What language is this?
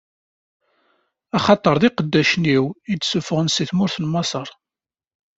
Kabyle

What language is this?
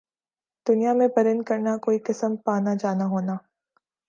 Urdu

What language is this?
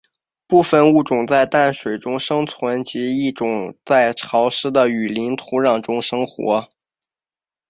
Chinese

